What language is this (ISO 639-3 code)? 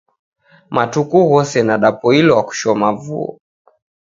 dav